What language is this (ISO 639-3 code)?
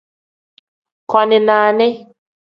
kdh